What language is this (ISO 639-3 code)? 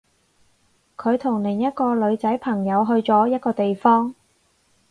yue